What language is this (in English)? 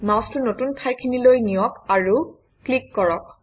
Assamese